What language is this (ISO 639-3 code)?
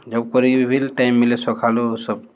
ori